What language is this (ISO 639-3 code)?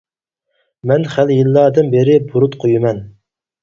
uig